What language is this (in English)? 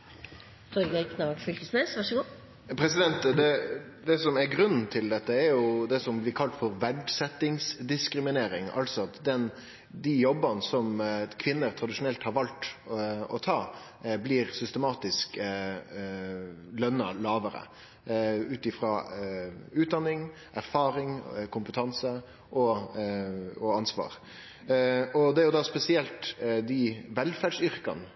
Norwegian Nynorsk